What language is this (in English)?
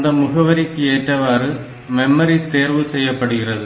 Tamil